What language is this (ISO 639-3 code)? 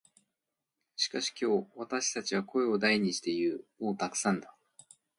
jpn